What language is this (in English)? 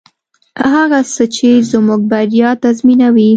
Pashto